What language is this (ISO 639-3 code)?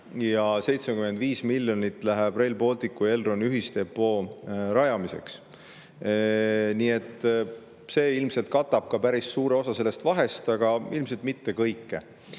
est